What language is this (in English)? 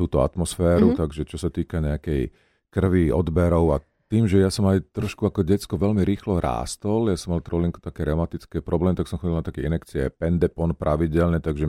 Slovak